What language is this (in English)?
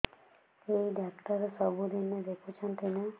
Odia